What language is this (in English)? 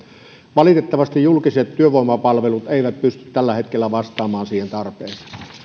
Finnish